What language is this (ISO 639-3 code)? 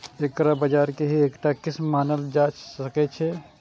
mai